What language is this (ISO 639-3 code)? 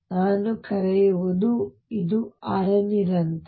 kan